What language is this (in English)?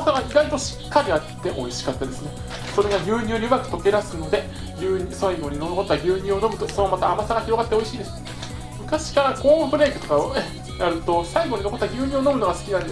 Japanese